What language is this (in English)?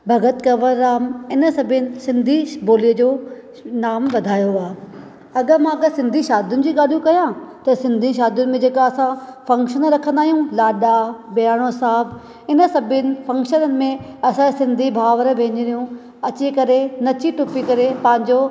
Sindhi